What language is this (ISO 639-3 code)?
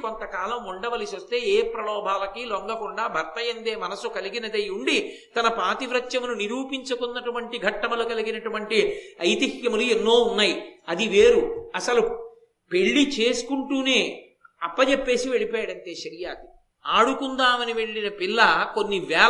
tel